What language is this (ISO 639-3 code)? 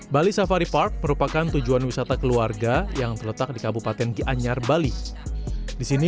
ind